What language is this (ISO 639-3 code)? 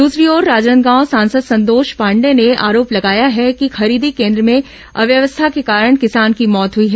hin